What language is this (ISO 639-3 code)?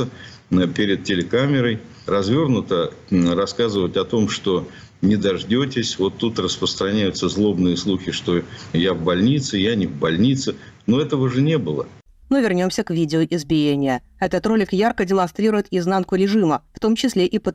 rus